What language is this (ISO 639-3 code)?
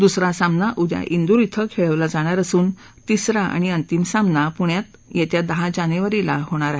mar